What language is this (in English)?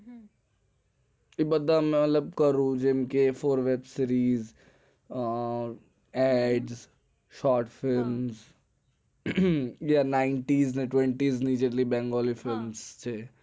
Gujarati